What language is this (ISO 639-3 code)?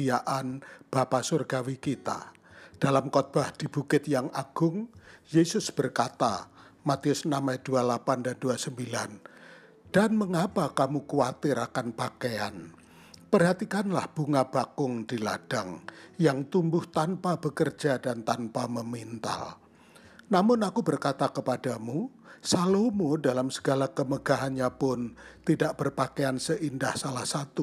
ind